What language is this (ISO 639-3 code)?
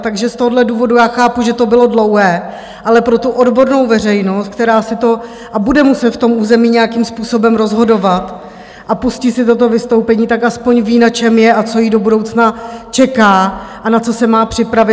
ces